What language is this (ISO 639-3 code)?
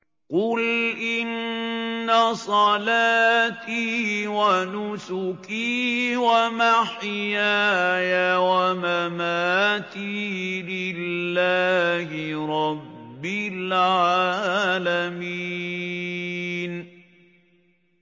ara